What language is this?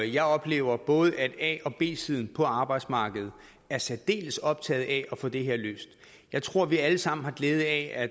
Danish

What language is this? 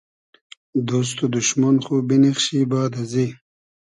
Hazaragi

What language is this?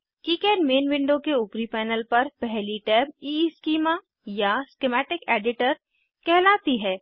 Hindi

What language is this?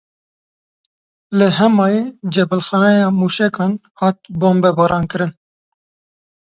Kurdish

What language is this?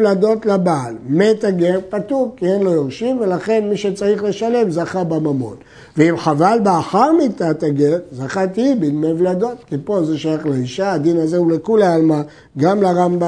Hebrew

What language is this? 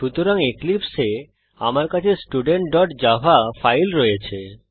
Bangla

